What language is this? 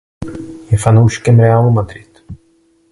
Czech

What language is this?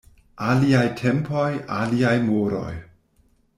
Esperanto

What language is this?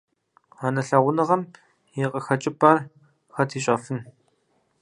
Kabardian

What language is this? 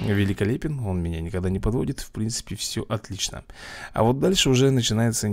Russian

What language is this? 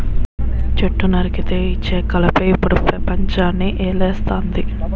Telugu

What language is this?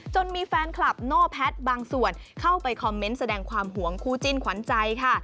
Thai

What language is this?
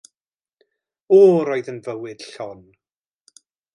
Welsh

